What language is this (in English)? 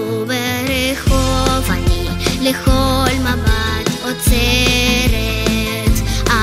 Romanian